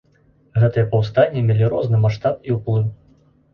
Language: Belarusian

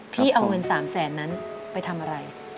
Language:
Thai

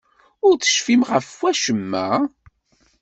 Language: Kabyle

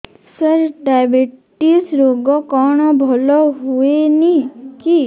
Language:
Odia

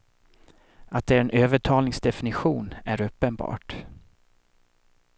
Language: Swedish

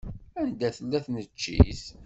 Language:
Kabyle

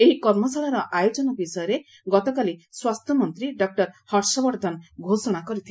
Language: Odia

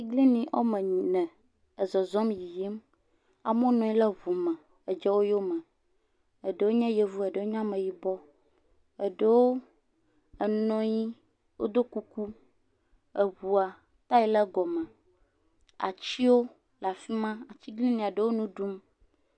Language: Ewe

